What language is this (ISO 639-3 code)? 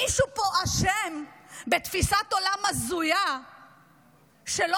heb